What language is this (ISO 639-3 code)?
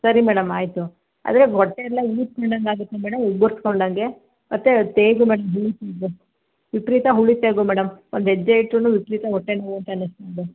kan